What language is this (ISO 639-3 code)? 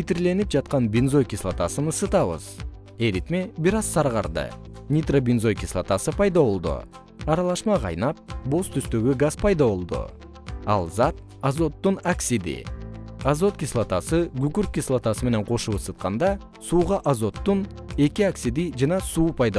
kir